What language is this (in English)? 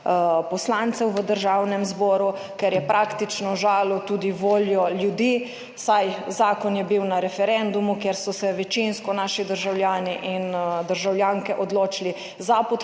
Slovenian